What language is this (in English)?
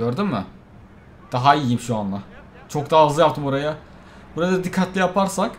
Turkish